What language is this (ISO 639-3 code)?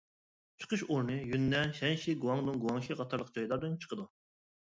uig